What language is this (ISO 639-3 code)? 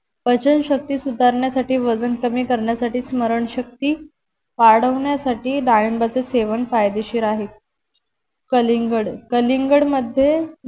mar